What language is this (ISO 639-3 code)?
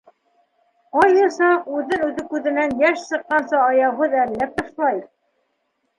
bak